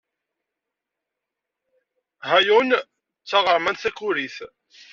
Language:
Kabyle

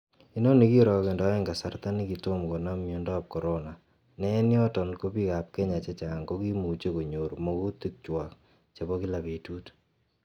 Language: Kalenjin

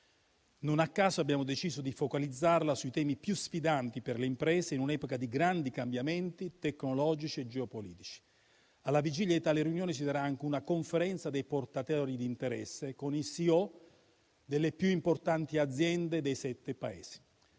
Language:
Italian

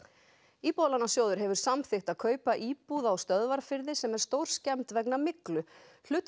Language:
Icelandic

